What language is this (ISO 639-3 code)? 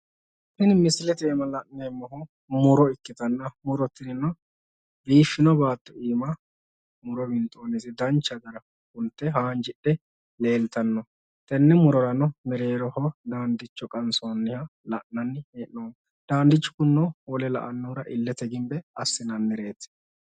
sid